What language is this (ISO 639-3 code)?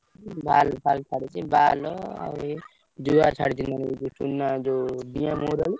ori